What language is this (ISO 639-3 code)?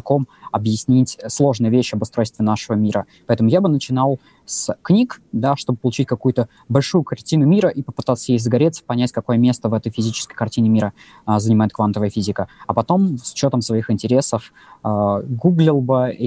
rus